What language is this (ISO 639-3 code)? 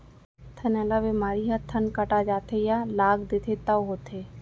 hne